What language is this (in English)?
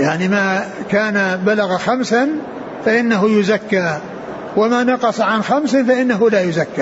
Arabic